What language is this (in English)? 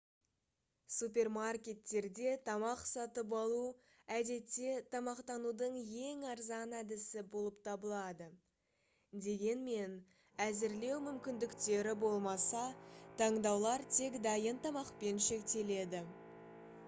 Kazakh